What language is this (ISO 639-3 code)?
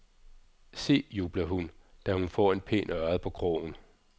dan